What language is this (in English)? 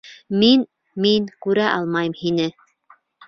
Bashkir